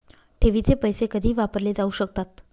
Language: Marathi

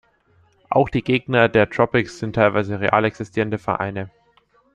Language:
German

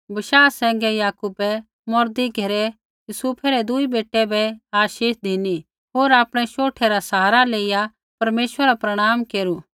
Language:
Kullu Pahari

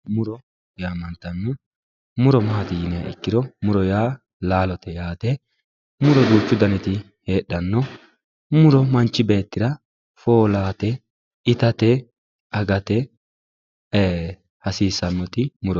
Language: Sidamo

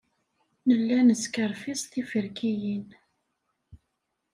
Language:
Kabyle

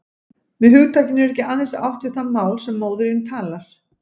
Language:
Icelandic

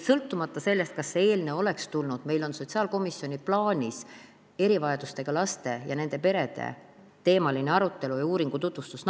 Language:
Estonian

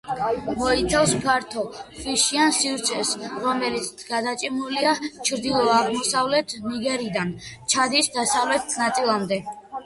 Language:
Georgian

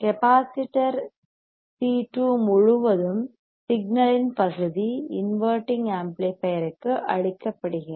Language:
Tamil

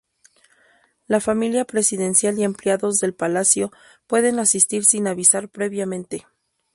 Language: Spanish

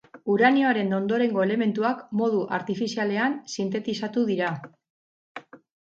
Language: Basque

